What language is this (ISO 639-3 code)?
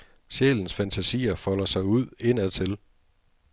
dan